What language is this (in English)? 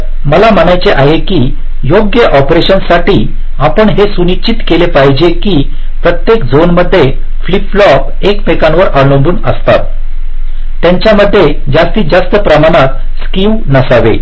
Marathi